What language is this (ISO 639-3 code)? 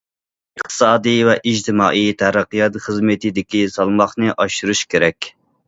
uig